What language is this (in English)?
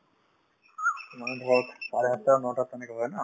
Assamese